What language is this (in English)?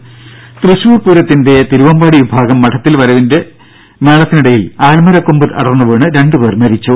Malayalam